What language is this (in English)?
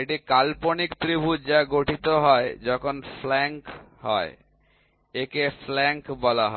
Bangla